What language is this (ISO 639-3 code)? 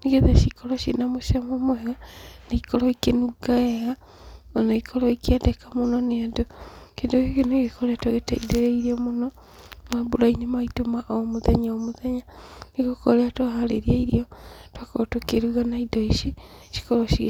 kik